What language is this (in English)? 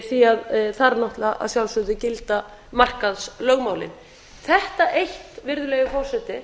Icelandic